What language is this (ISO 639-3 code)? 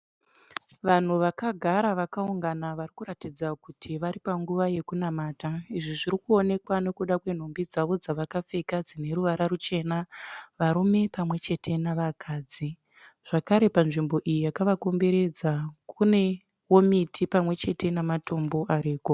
sna